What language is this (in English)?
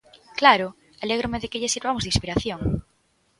Galician